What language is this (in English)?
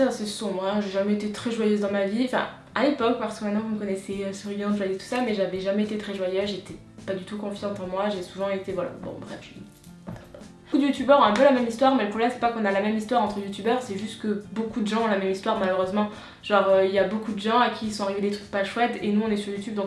French